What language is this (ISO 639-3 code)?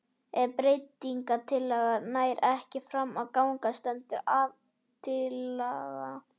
isl